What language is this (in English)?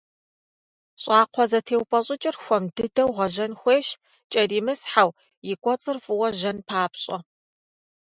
Kabardian